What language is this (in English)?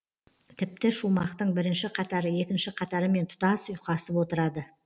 Kazakh